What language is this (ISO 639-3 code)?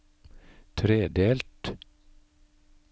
nor